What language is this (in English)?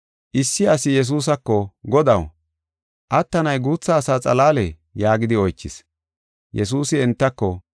Gofa